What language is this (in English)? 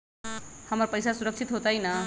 Magahi